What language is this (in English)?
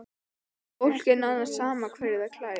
Icelandic